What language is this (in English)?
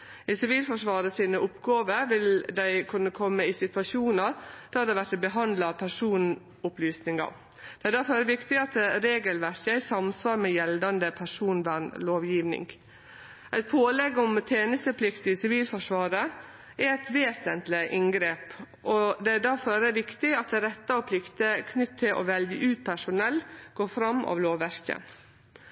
Norwegian Nynorsk